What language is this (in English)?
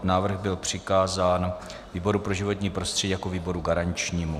Czech